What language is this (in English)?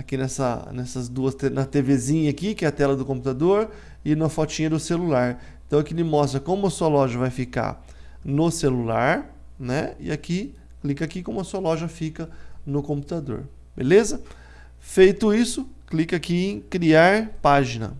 Portuguese